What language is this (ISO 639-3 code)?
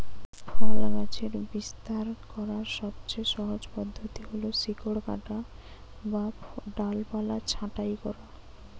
ben